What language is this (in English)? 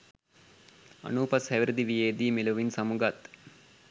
Sinhala